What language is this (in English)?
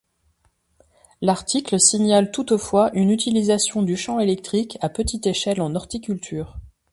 French